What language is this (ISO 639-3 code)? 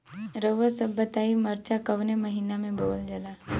bho